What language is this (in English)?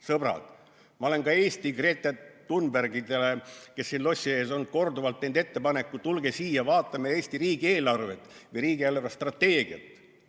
Estonian